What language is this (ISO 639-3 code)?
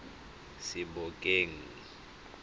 tsn